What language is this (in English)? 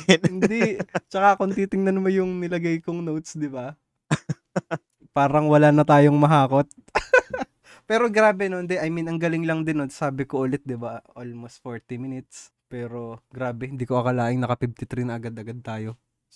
Filipino